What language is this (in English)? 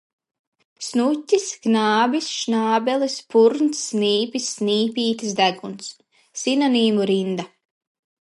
Latvian